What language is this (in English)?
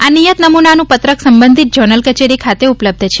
Gujarati